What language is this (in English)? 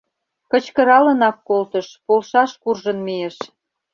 Mari